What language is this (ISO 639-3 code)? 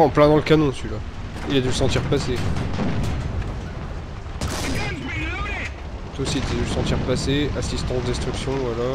fra